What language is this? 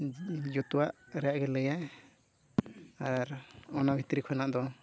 Santali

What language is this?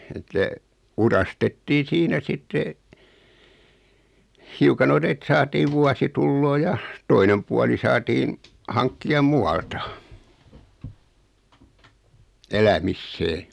Finnish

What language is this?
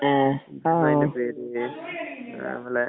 Malayalam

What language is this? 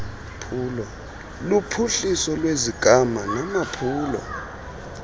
Xhosa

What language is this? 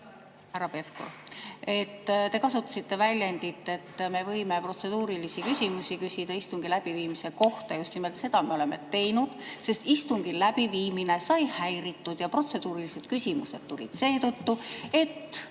Estonian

